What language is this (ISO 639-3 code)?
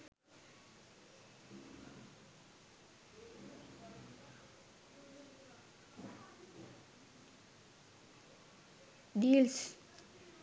sin